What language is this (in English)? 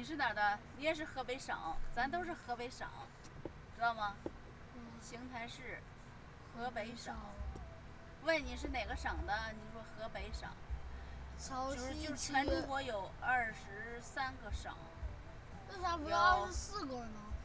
Chinese